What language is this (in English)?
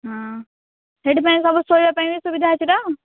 Odia